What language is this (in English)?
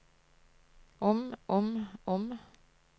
Norwegian